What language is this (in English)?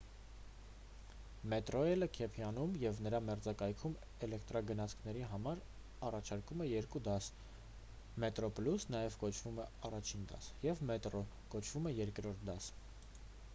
Armenian